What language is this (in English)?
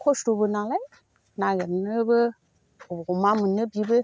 Bodo